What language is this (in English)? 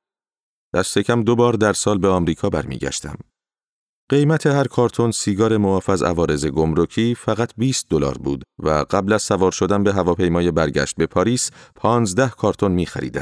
Persian